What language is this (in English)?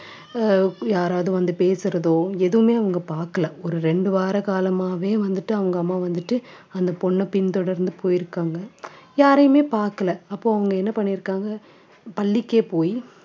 Tamil